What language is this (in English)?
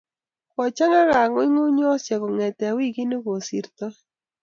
Kalenjin